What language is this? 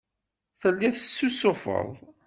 Kabyle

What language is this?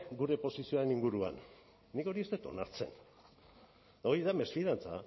Basque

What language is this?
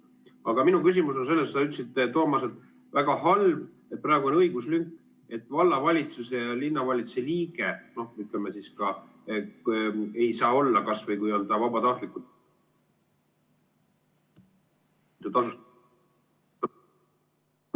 Estonian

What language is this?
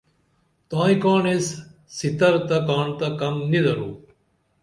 Dameli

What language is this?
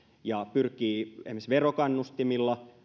Finnish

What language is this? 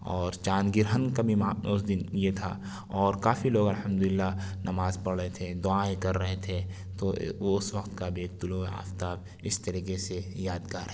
Urdu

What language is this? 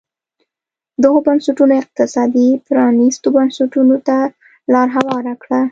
Pashto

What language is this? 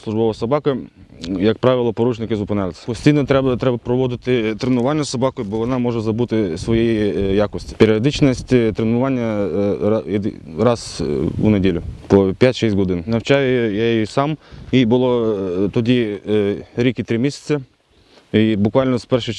Ukrainian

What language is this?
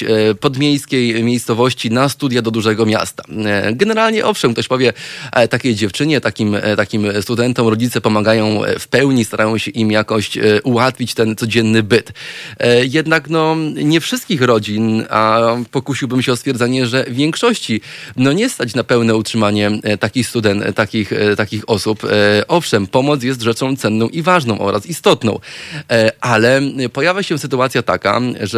Polish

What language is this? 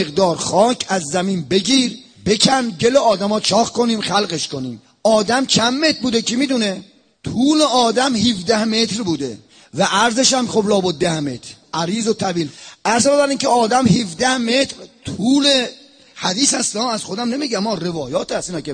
Persian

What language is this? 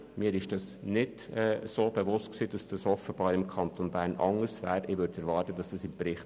Swiss German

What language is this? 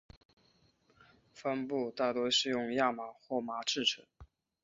Chinese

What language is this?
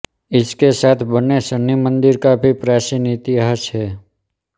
Hindi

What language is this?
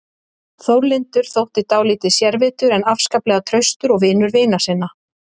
Icelandic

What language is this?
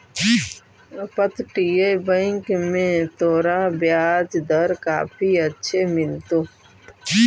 Magahi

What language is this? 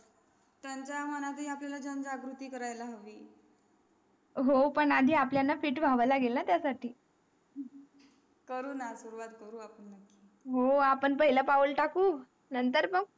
Marathi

